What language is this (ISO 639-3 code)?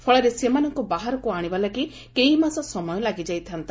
ori